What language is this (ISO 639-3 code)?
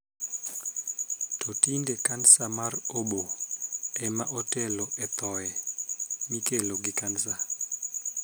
luo